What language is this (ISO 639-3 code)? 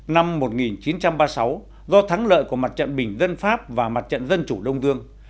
vie